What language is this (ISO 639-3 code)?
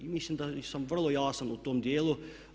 hrv